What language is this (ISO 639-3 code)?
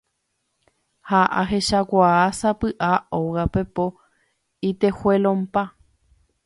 grn